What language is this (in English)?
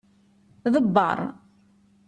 Kabyle